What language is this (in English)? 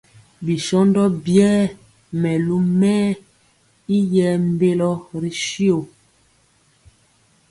Mpiemo